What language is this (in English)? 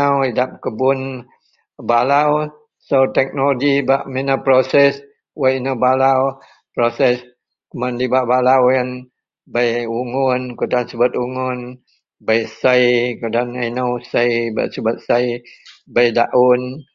Central Melanau